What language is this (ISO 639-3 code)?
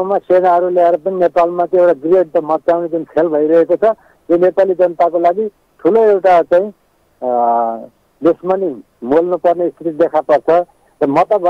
hin